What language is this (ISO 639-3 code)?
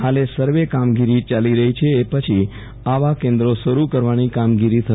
guj